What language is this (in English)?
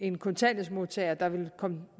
Danish